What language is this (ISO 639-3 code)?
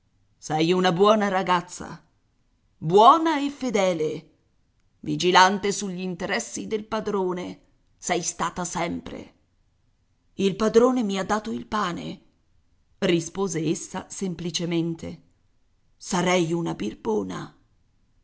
ita